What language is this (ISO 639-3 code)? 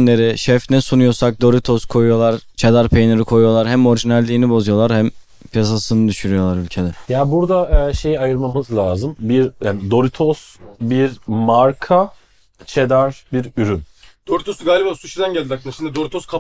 tur